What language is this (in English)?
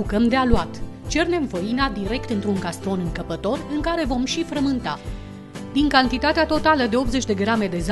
Romanian